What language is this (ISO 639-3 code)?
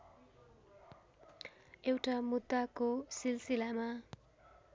nep